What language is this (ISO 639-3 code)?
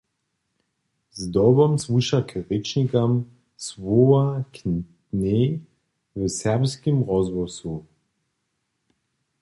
hsb